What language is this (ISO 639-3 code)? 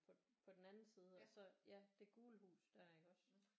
dan